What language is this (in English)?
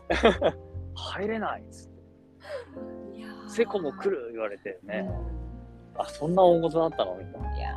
Japanese